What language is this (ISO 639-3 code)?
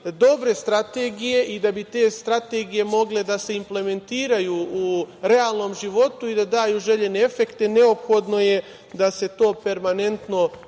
srp